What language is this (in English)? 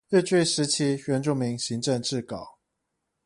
Chinese